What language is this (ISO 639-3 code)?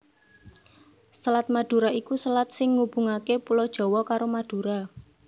jav